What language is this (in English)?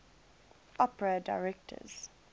English